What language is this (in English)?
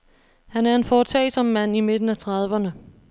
Danish